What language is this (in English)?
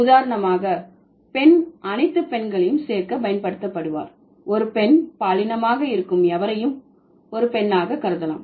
Tamil